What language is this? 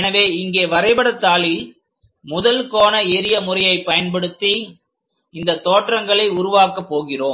Tamil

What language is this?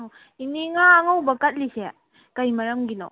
Manipuri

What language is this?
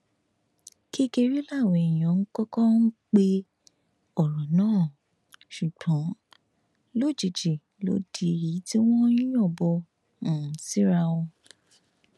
Yoruba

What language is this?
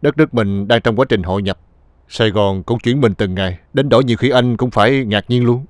Vietnamese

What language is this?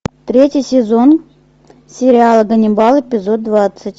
Russian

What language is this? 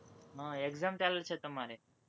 Gujarati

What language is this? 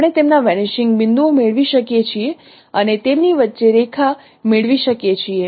Gujarati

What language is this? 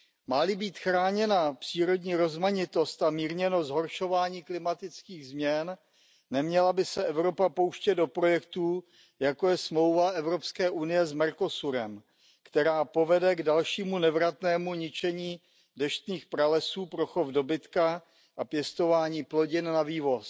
Czech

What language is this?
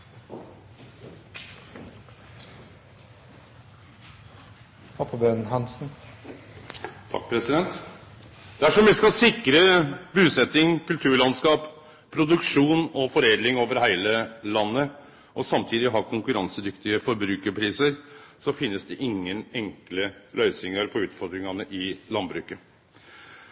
Norwegian Nynorsk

